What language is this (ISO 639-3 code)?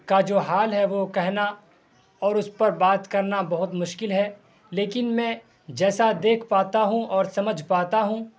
urd